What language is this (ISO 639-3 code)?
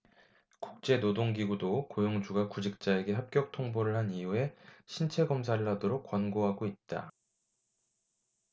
kor